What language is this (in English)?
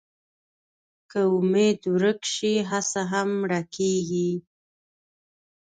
Pashto